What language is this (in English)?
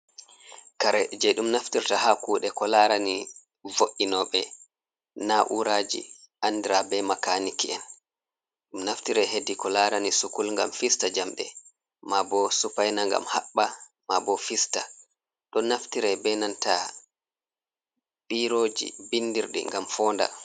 Fula